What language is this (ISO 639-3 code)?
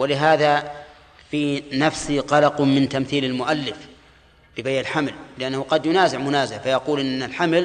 ara